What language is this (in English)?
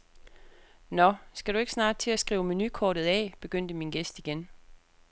Danish